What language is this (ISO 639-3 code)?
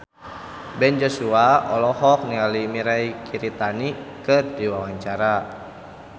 sun